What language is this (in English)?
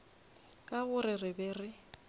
Northern Sotho